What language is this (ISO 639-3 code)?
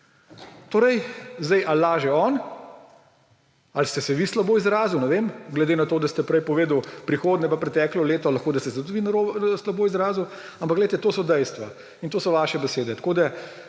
slv